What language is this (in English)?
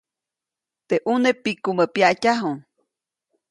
Copainalá Zoque